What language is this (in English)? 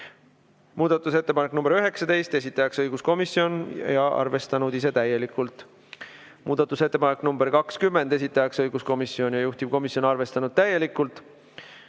Estonian